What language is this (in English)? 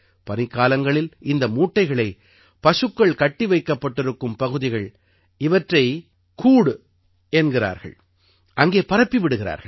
Tamil